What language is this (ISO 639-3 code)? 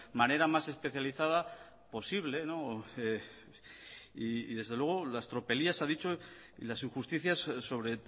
spa